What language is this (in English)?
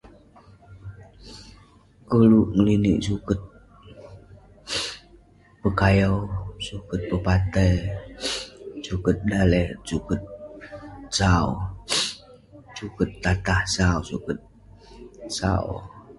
Western Penan